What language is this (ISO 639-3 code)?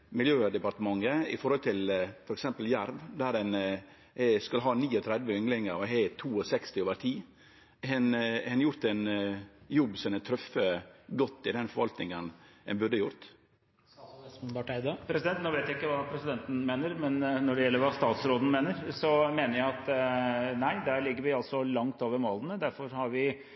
nor